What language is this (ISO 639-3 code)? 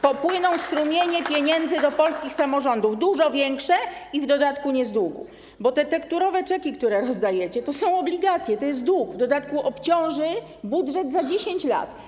pol